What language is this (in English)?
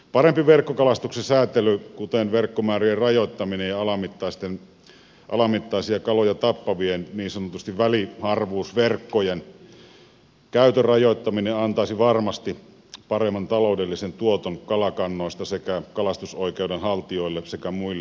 Finnish